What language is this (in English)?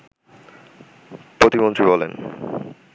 Bangla